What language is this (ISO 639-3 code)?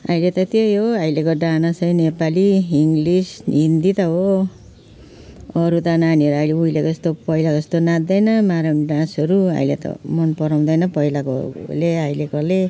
nep